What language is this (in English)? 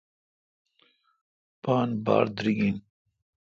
Kalkoti